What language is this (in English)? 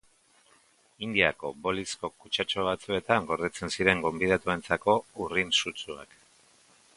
Basque